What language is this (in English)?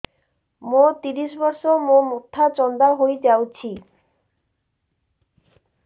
Odia